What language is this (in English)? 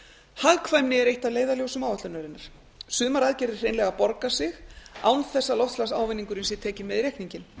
Icelandic